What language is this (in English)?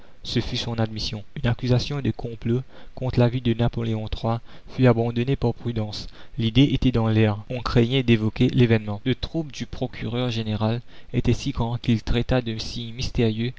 French